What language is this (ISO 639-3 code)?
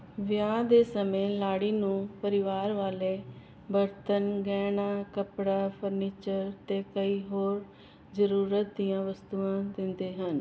pan